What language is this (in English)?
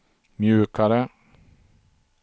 Swedish